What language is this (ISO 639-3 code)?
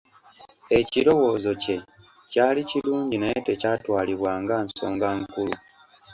lug